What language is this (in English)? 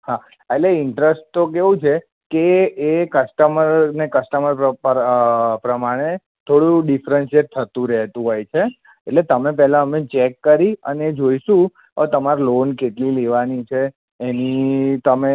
Gujarati